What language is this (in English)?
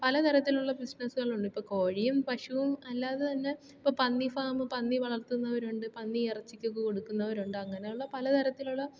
Malayalam